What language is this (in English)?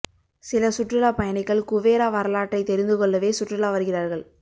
Tamil